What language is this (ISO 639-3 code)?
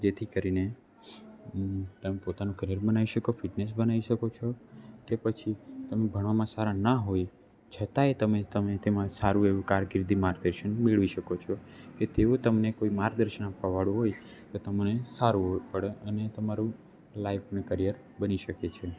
guj